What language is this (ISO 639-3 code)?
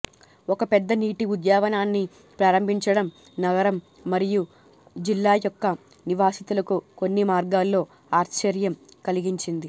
tel